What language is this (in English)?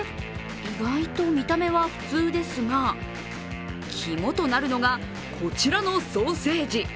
Japanese